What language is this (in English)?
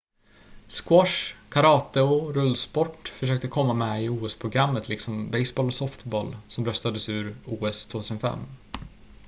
Swedish